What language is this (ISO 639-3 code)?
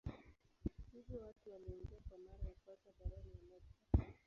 swa